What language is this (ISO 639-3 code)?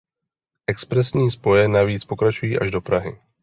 ces